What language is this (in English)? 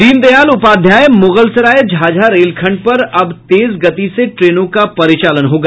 Hindi